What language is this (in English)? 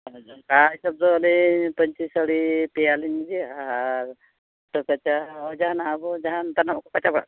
Santali